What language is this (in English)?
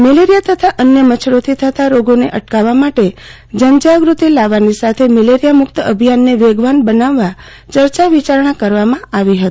Gujarati